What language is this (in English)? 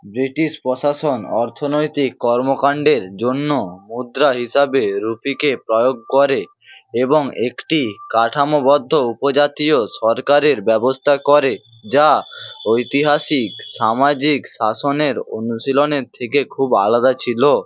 Bangla